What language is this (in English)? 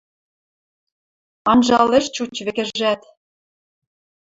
Western Mari